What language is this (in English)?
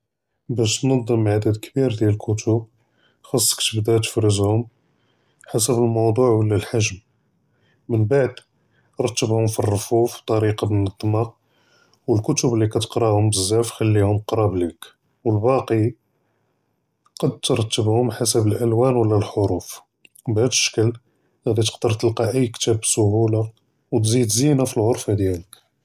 Judeo-Arabic